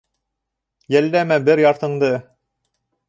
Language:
Bashkir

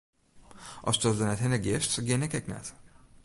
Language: Western Frisian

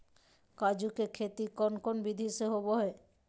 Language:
Magahi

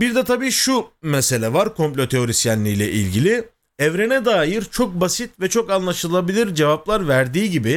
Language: Turkish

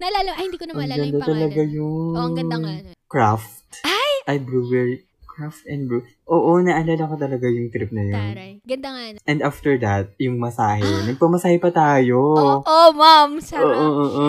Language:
Filipino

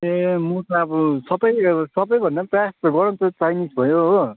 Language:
Nepali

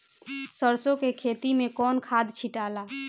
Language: Bhojpuri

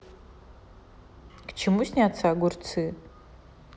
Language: Russian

